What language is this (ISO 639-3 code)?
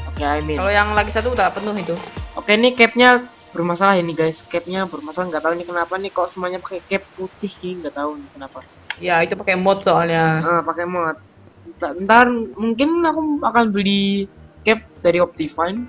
ind